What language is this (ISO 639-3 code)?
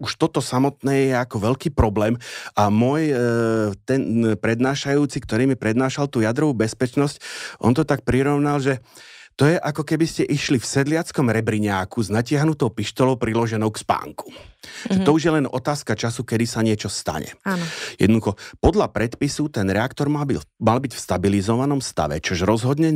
slk